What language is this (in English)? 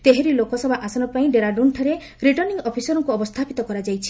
Odia